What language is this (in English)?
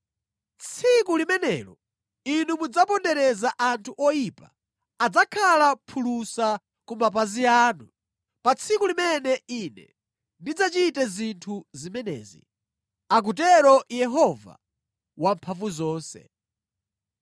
Nyanja